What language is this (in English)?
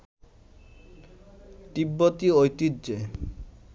Bangla